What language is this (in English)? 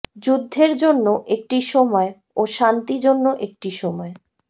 Bangla